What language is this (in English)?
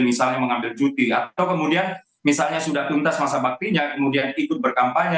Indonesian